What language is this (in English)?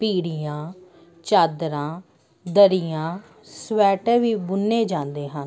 Punjabi